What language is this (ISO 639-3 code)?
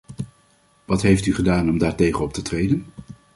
nld